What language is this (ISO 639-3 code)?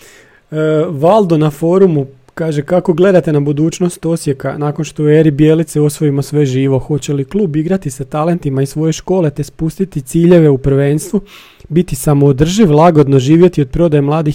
hrv